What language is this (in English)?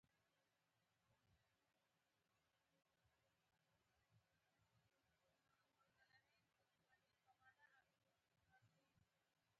Pashto